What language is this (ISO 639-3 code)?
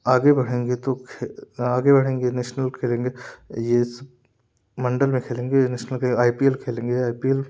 hin